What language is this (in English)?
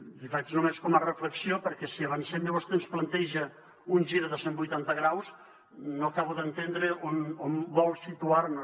Catalan